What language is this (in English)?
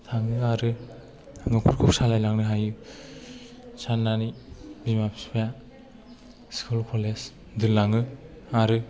Bodo